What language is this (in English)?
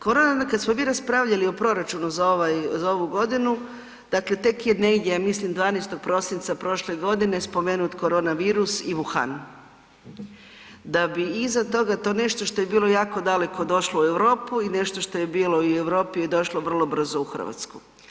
Croatian